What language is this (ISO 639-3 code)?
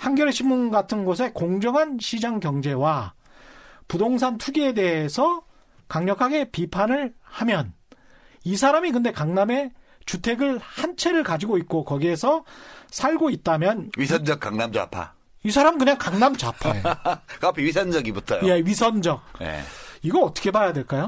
kor